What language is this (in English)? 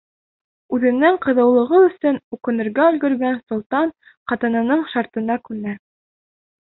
Bashkir